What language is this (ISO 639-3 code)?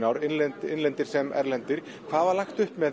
isl